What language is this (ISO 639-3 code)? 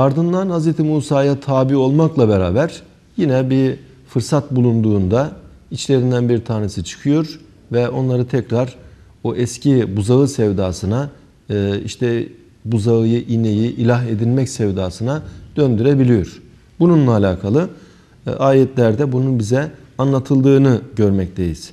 tur